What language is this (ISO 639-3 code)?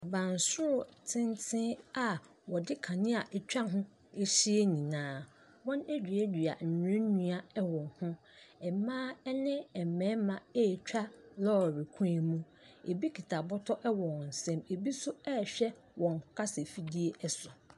aka